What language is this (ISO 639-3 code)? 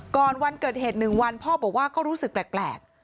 tha